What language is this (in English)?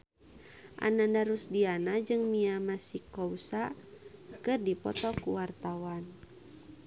Sundanese